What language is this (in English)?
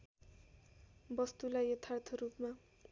Nepali